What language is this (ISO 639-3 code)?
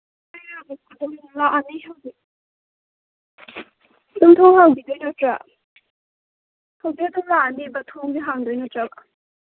mni